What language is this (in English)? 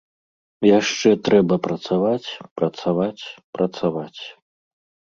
Belarusian